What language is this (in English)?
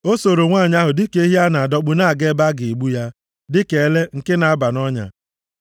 Igbo